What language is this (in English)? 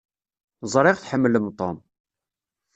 Kabyle